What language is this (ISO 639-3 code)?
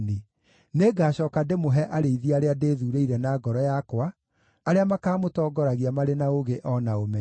kik